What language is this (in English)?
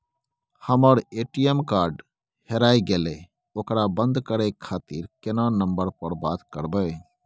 Maithili